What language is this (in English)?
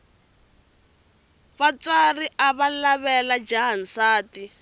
Tsonga